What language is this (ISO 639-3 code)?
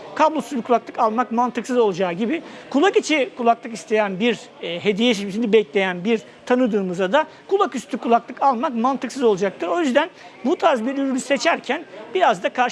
tur